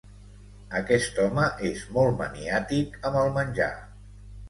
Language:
Catalan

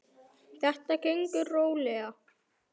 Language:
Icelandic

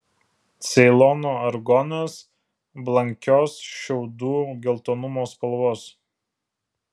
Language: Lithuanian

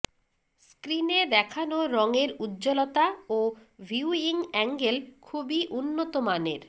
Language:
Bangla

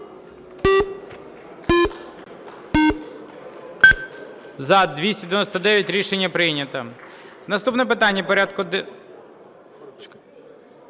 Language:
Ukrainian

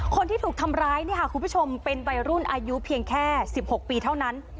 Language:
Thai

